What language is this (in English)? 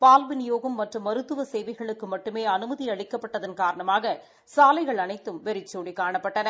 Tamil